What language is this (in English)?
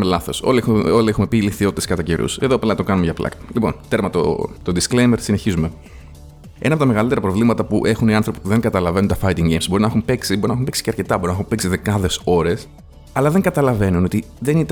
Greek